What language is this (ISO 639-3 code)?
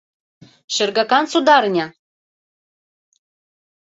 chm